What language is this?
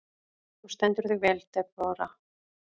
Icelandic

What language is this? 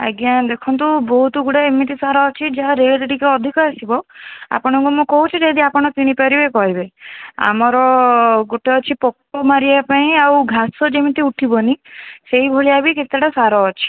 Odia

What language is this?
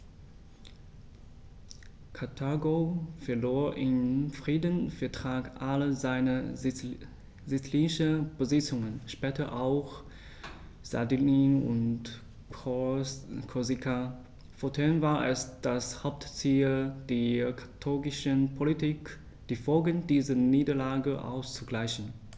German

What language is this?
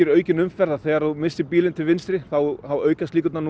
Icelandic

